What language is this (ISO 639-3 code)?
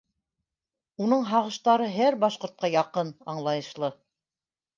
bak